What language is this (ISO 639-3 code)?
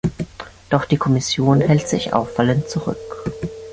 deu